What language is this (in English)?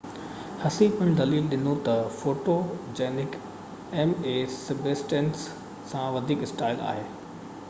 Sindhi